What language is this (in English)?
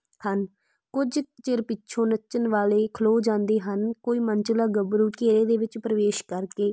Punjabi